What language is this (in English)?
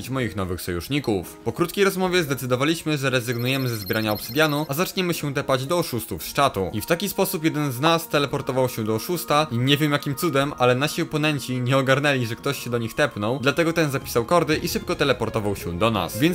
Polish